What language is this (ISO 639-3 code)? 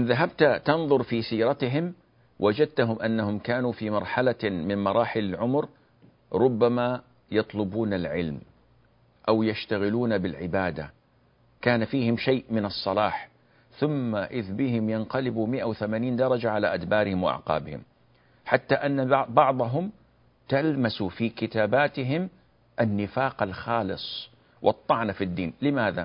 ara